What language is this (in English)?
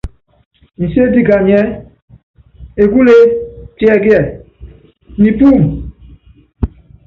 Yangben